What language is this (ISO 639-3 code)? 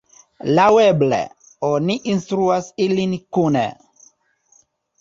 epo